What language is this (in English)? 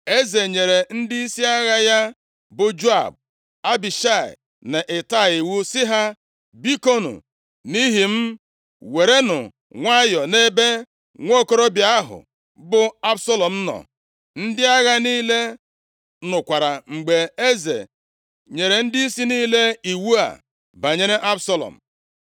Igbo